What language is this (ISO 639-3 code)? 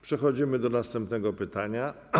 pol